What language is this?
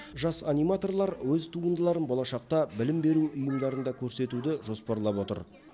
Kazakh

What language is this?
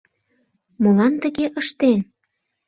Mari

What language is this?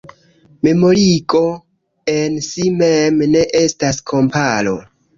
Esperanto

